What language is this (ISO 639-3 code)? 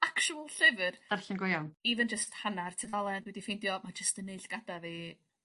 cym